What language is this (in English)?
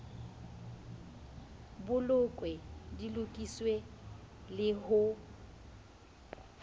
Southern Sotho